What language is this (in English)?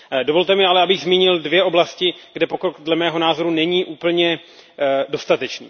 Czech